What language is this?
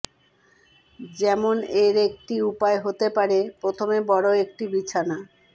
Bangla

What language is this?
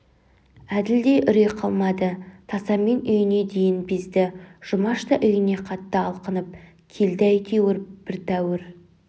Kazakh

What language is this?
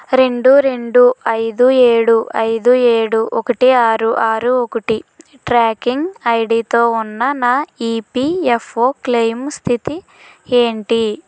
Telugu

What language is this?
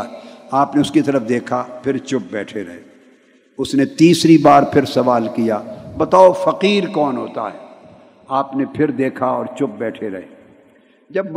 Urdu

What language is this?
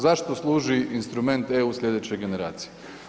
Croatian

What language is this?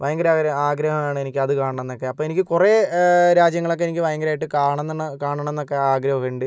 Malayalam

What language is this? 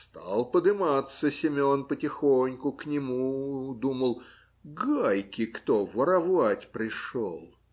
Russian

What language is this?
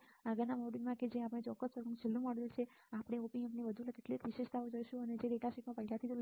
Gujarati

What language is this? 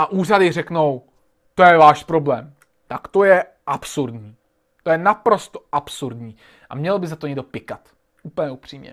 Czech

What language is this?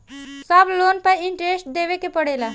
Bhojpuri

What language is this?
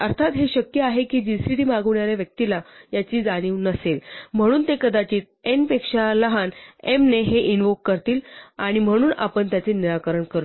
Marathi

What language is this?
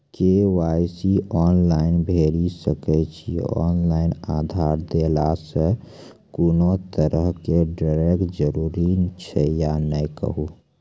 Maithili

